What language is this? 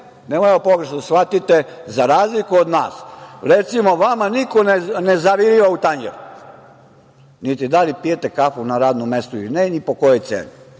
Serbian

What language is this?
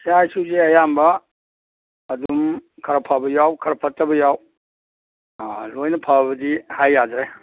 Manipuri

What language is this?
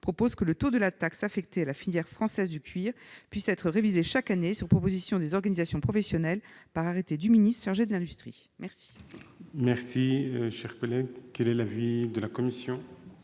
French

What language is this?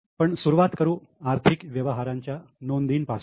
Marathi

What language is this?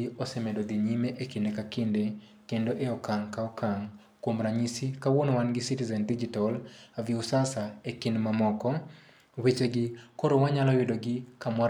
Luo (Kenya and Tanzania)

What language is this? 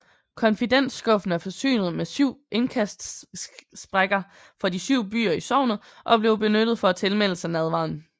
Danish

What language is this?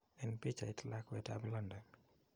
Kalenjin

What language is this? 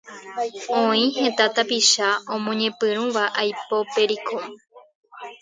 Guarani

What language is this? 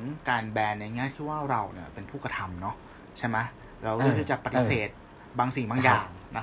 Thai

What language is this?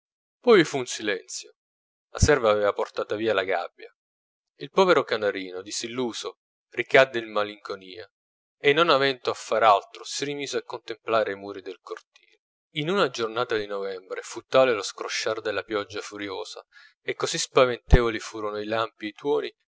Italian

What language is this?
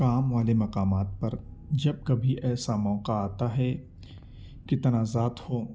Urdu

